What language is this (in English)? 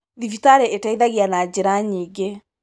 Kikuyu